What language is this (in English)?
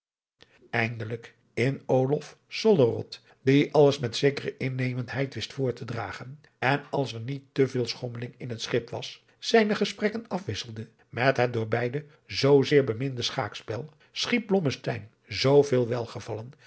Dutch